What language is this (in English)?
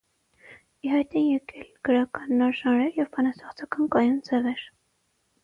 Armenian